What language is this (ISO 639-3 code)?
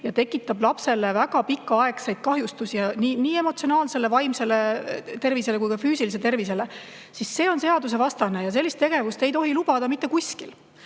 est